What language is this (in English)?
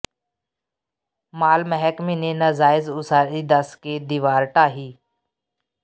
Punjabi